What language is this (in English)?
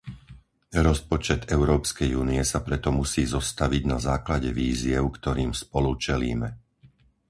Slovak